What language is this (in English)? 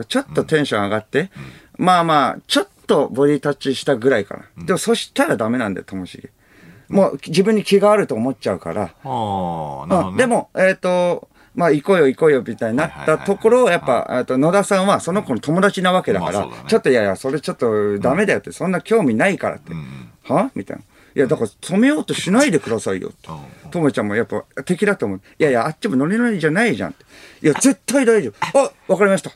Japanese